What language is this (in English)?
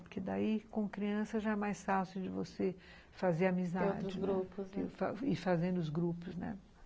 Portuguese